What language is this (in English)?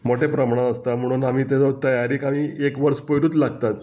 Konkani